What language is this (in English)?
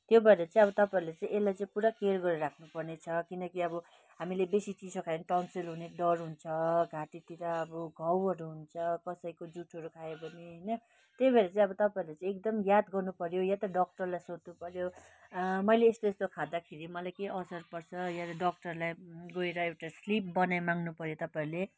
Nepali